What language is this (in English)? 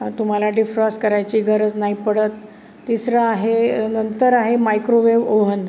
Marathi